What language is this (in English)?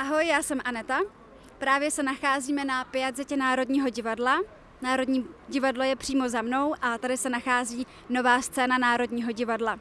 Czech